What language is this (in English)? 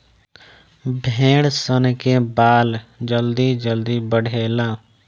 Bhojpuri